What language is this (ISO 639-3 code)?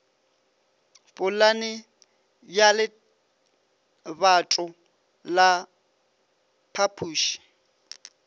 nso